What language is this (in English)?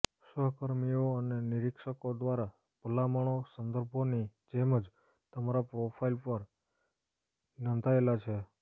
Gujarati